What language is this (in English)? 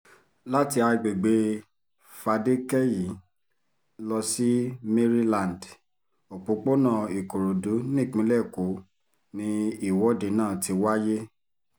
Yoruba